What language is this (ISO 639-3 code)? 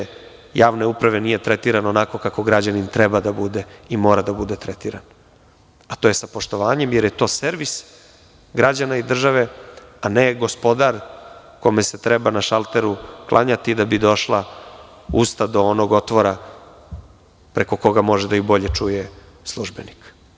srp